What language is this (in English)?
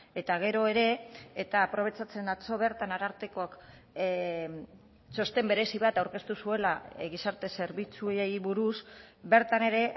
Basque